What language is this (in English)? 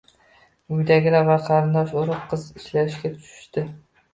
Uzbek